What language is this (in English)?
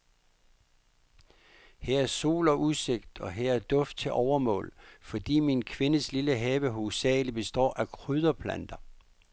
Danish